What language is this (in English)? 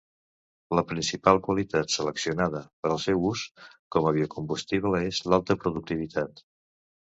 Catalan